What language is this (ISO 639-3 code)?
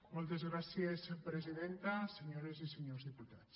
cat